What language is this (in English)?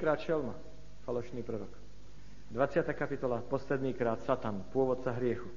Slovak